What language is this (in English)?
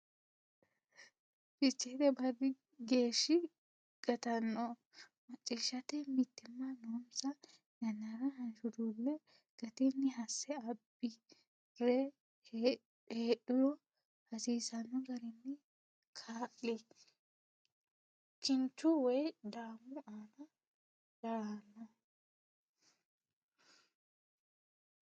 Sidamo